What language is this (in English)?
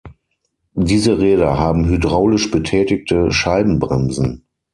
German